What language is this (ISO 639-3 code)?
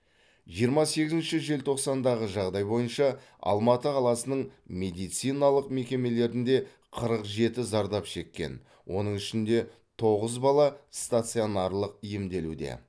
kaz